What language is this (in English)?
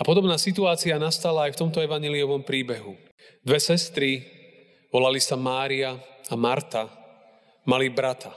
Slovak